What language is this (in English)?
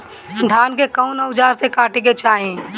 Bhojpuri